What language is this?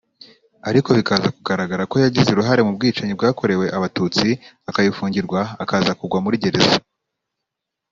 Kinyarwanda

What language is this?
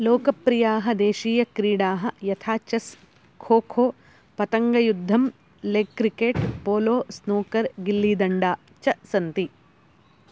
Sanskrit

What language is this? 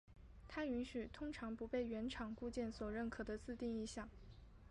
Chinese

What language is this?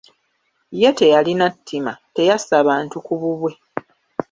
Ganda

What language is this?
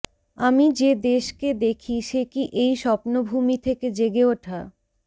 Bangla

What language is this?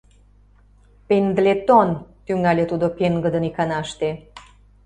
Mari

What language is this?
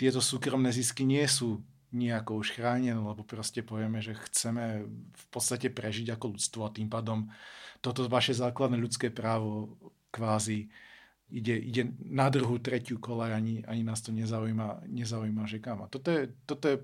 Slovak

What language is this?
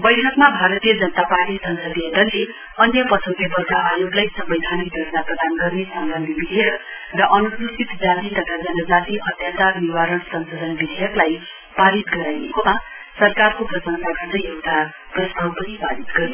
Nepali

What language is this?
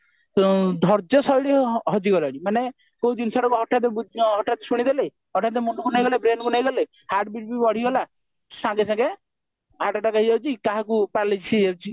Odia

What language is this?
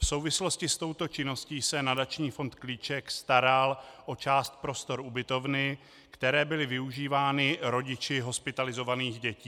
Czech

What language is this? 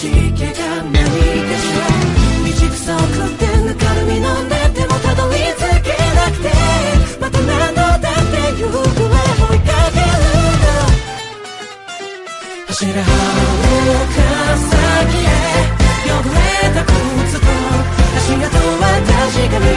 Korean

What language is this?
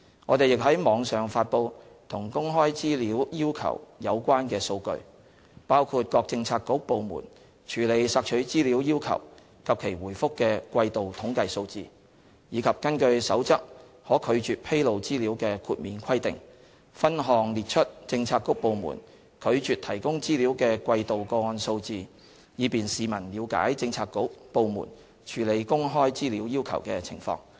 Cantonese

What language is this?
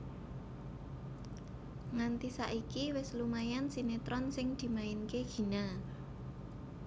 Javanese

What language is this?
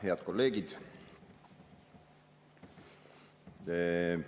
Estonian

